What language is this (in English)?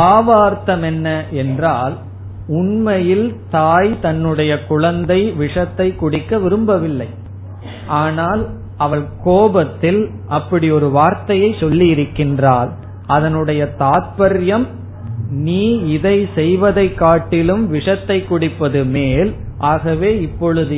Tamil